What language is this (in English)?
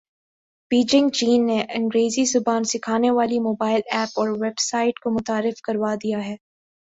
Urdu